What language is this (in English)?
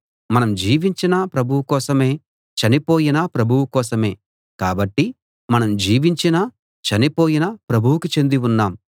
Telugu